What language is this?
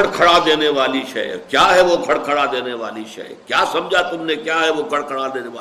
Urdu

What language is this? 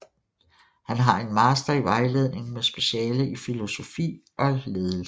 Danish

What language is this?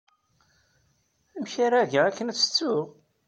Kabyle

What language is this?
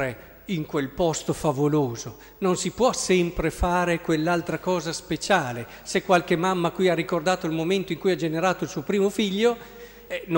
Italian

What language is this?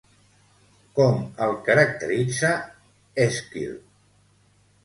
Catalan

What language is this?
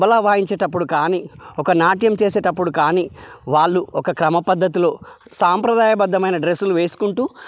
Telugu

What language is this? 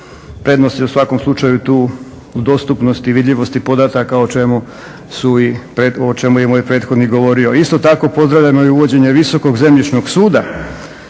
Croatian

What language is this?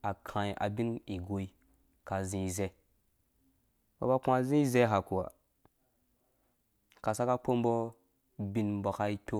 Dũya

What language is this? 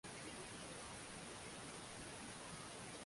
Swahili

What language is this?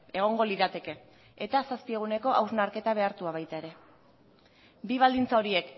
Basque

